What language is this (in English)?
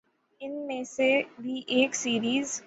Urdu